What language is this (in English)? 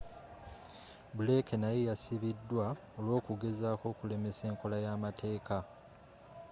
Ganda